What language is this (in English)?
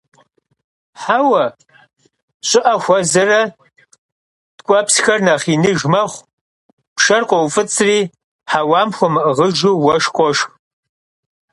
Kabardian